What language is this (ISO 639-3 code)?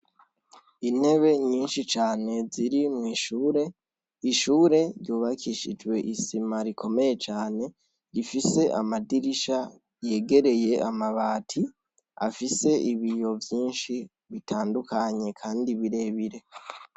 run